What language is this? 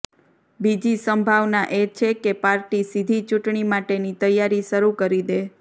Gujarati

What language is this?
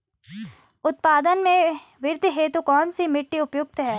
Hindi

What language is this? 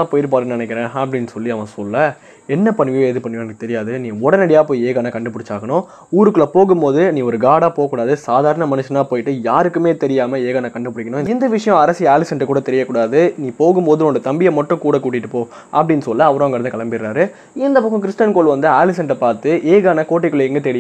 Romanian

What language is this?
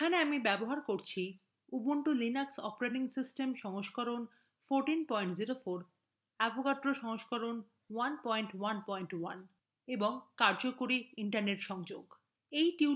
Bangla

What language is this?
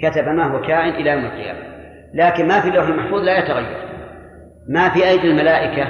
Arabic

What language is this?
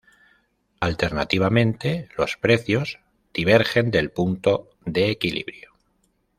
Spanish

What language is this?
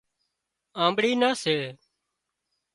Wadiyara Koli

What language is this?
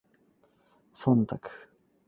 Cantonese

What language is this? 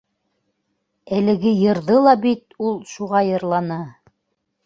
Bashkir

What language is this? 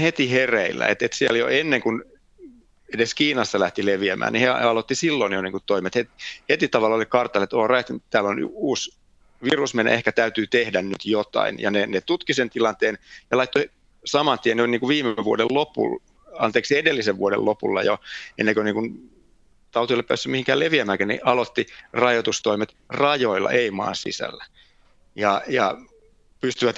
Finnish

